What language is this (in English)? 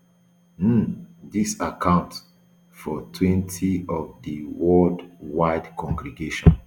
Nigerian Pidgin